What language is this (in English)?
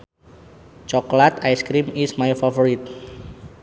Sundanese